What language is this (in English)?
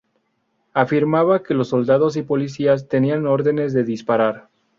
Spanish